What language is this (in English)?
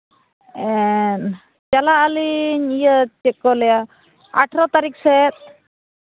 Santali